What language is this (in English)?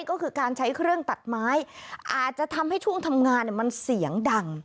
Thai